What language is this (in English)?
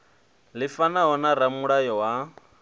Venda